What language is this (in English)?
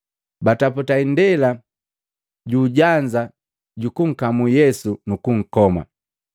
Matengo